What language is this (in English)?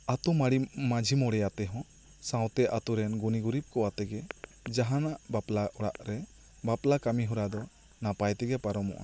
Santali